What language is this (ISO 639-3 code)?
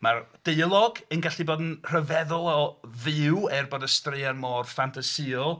cym